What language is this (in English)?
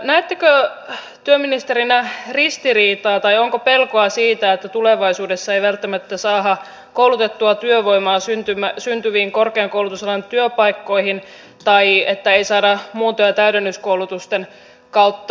Finnish